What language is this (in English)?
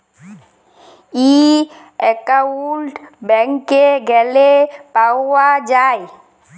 Bangla